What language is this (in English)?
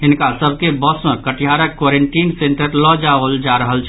Maithili